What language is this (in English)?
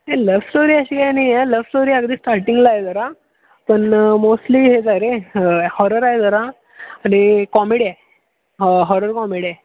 Marathi